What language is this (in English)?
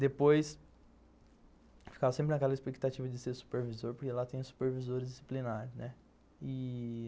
Portuguese